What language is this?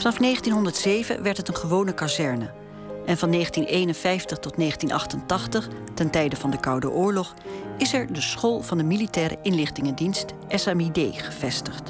Dutch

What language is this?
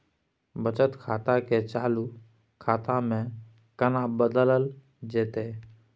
Maithili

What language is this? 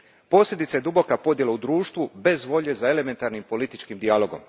Croatian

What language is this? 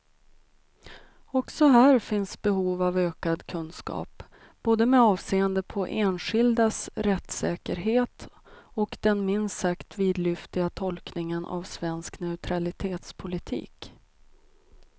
Swedish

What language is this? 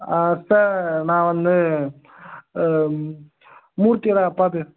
Tamil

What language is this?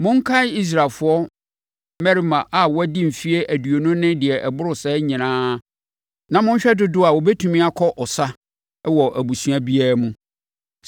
Akan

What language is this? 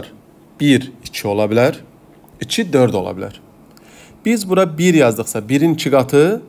Turkish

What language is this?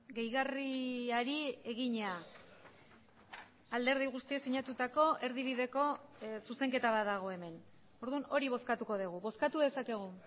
Basque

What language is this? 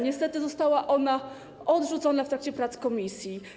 Polish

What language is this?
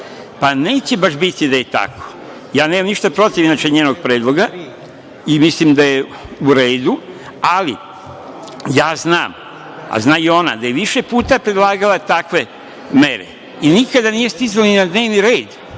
Serbian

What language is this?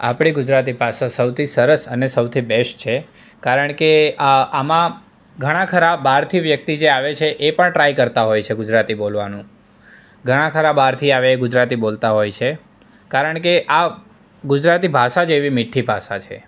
Gujarati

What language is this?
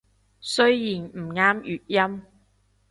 Cantonese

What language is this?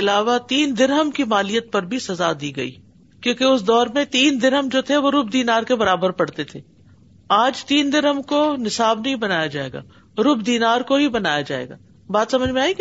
Urdu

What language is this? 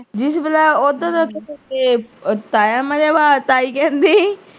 Punjabi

